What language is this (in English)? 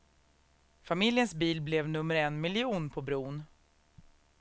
Swedish